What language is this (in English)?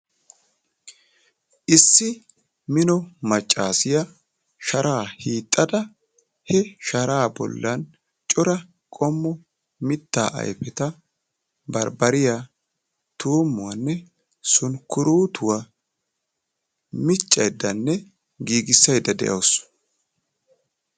Wolaytta